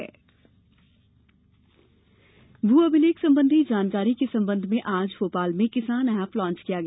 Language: Hindi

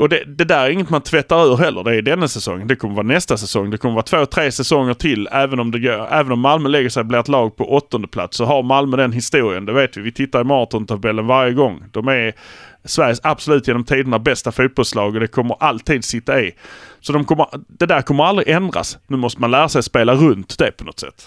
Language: Swedish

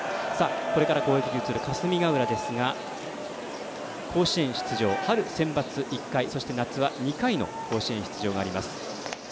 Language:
Japanese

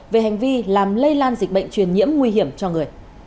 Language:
Vietnamese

